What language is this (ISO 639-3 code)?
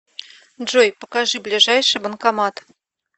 rus